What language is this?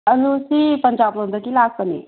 Manipuri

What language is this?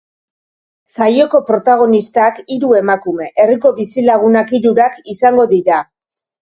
Basque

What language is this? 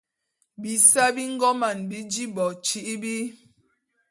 Bulu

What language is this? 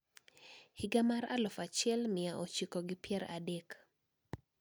Luo (Kenya and Tanzania)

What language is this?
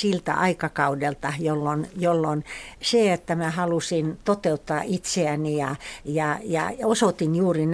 Finnish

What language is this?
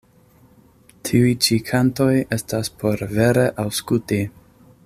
Esperanto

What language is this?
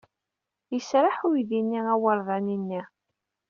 Kabyle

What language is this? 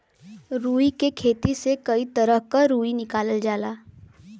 Bhojpuri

